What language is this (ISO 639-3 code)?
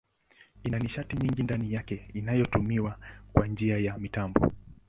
swa